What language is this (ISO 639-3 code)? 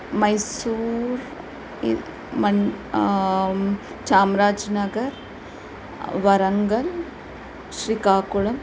san